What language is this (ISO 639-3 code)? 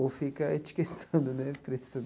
por